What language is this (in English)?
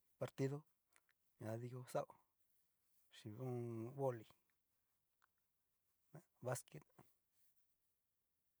Cacaloxtepec Mixtec